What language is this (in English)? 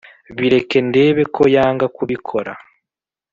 Kinyarwanda